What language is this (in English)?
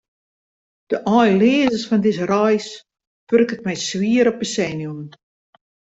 Western Frisian